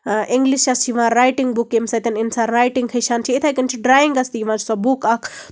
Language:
Kashmiri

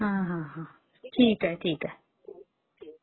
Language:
Marathi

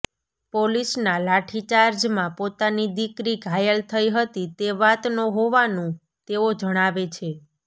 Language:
Gujarati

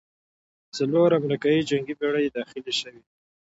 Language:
Pashto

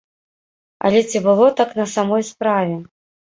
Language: Belarusian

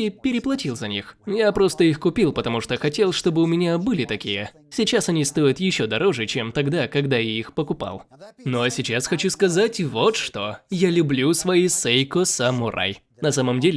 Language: Russian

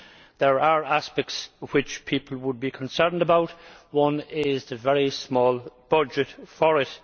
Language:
English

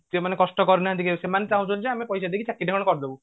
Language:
Odia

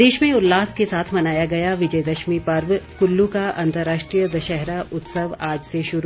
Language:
Hindi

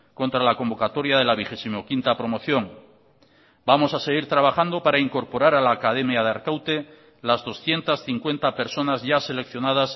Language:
Spanish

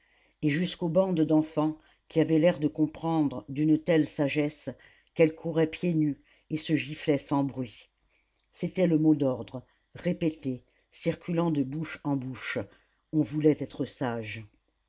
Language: French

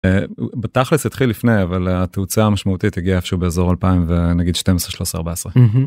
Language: Hebrew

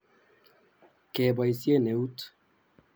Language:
Kalenjin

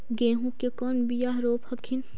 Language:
Magahi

